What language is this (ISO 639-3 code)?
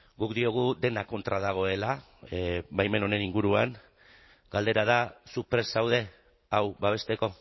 eus